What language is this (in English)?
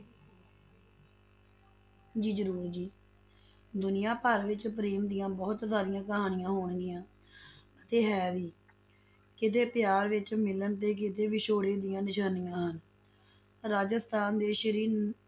Punjabi